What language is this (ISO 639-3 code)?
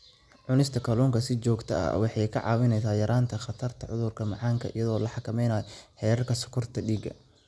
som